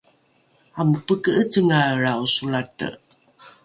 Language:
Rukai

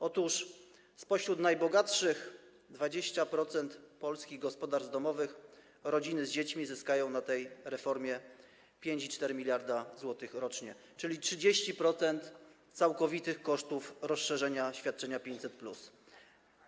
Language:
Polish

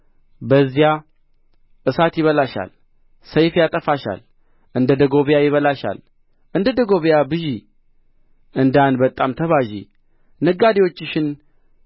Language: Amharic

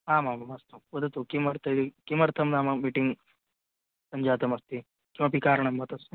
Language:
Sanskrit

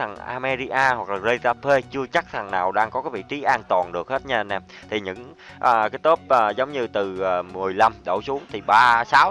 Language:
Vietnamese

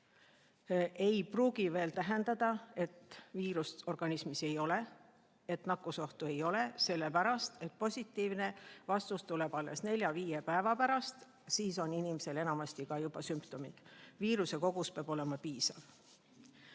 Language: Estonian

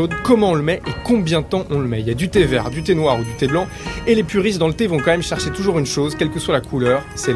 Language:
French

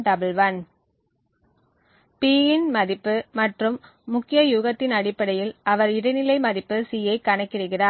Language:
Tamil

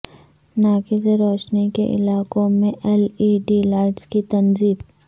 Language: Urdu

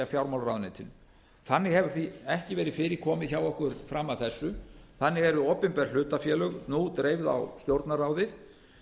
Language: Icelandic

